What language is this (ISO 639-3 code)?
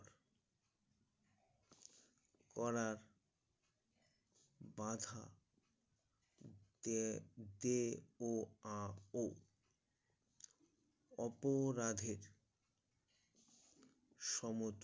ben